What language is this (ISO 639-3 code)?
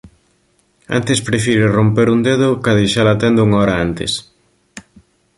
glg